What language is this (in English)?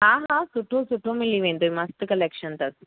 Sindhi